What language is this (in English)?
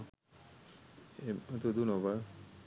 Sinhala